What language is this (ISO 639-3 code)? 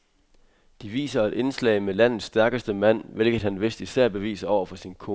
dan